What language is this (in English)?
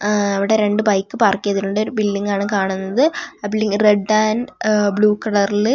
Malayalam